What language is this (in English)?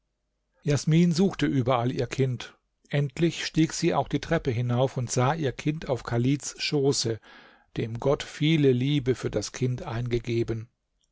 German